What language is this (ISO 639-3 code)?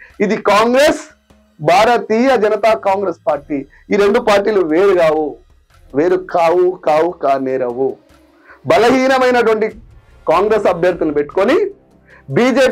tel